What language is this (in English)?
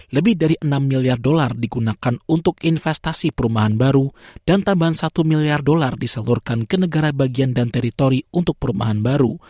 Indonesian